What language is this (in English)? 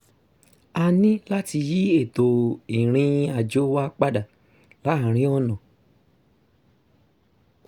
Yoruba